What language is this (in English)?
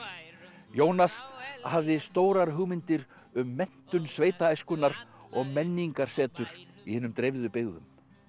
Icelandic